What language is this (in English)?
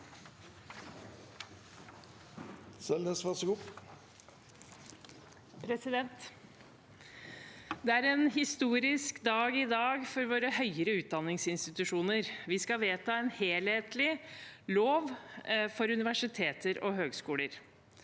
Norwegian